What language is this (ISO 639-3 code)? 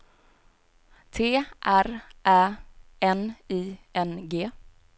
swe